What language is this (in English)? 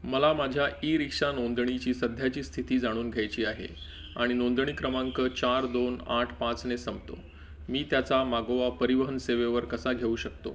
Marathi